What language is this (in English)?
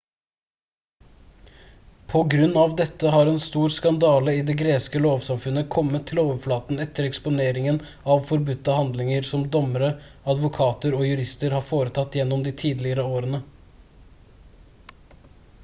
Norwegian Bokmål